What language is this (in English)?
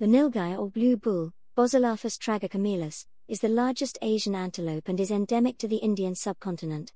English